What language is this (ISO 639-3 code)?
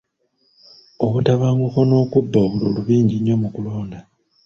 lug